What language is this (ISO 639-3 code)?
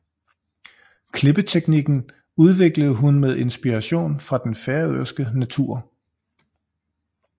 dan